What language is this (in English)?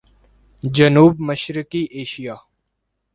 Urdu